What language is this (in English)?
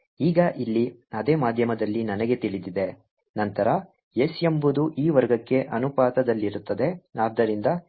Kannada